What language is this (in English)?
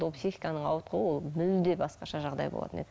Kazakh